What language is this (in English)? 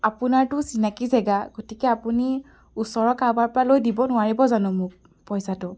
Assamese